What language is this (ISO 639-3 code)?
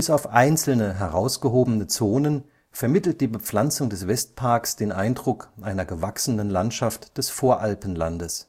deu